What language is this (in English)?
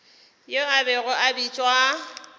Northern Sotho